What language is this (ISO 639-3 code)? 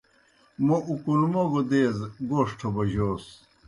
plk